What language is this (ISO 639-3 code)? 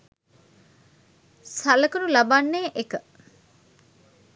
sin